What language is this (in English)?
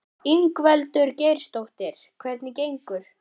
Icelandic